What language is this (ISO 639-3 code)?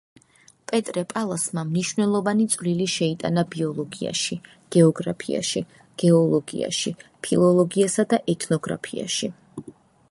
kat